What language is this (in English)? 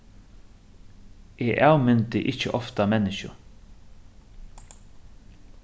Faroese